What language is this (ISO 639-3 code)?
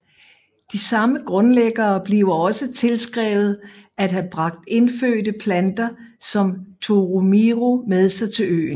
dan